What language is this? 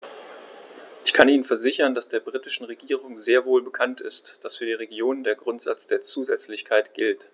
German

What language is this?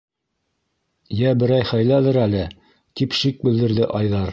Bashkir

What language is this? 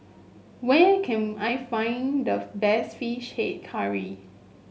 English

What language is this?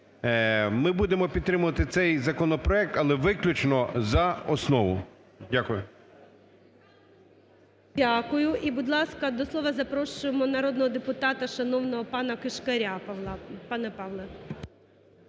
Ukrainian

